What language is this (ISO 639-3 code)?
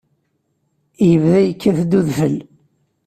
kab